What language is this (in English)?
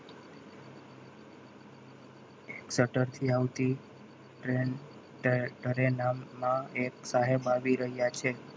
Gujarati